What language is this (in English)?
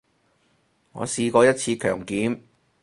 Cantonese